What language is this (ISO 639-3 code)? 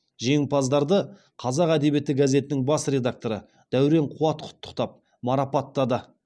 kaz